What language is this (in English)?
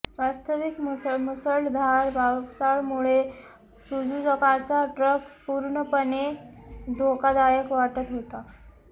Marathi